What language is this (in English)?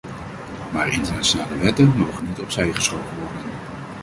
Dutch